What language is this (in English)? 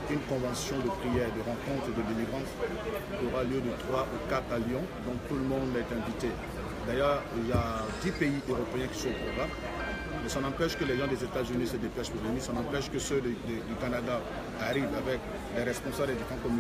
French